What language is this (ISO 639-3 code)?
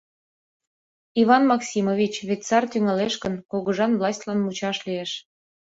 chm